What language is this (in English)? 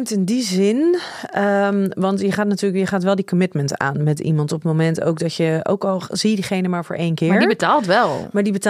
Dutch